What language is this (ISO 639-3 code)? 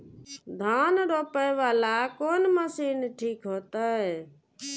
mai